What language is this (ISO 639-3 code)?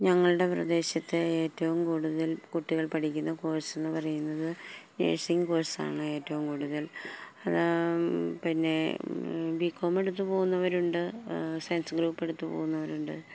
mal